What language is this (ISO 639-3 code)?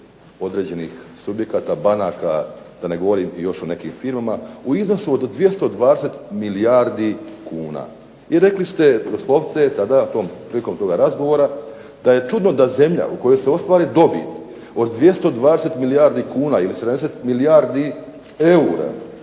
hrv